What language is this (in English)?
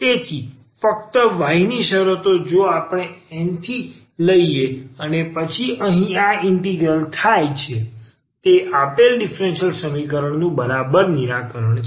Gujarati